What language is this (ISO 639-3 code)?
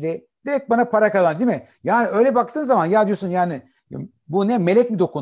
tur